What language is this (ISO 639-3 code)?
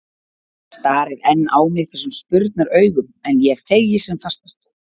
isl